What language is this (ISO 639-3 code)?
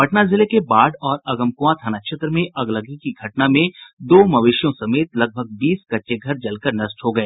hin